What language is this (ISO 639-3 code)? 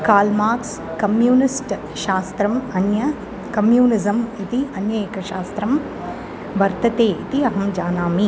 san